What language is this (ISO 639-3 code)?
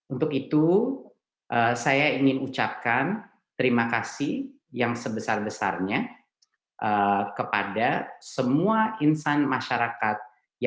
ind